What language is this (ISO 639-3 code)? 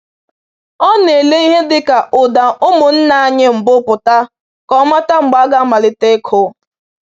ibo